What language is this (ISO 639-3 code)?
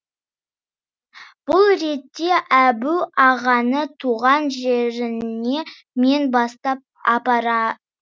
kaz